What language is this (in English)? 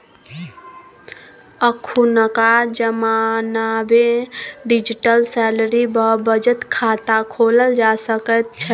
Maithili